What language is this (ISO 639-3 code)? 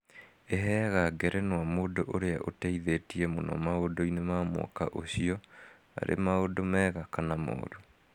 kik